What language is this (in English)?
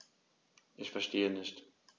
German